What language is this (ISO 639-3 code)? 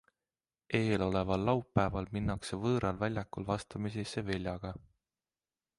est